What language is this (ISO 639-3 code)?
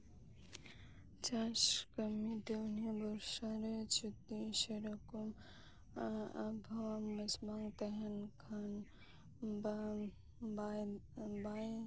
sat